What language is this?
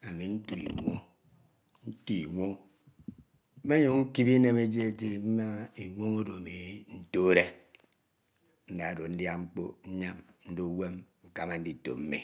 Ito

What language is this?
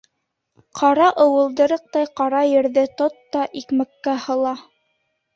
Bashkir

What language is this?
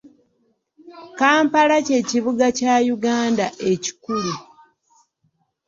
Ganda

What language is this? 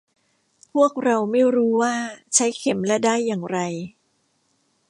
Thai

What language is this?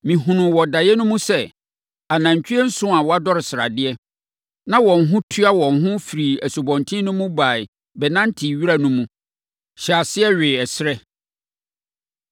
Akan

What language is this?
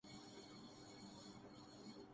Urdu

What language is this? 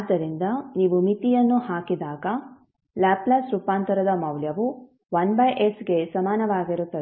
Kannada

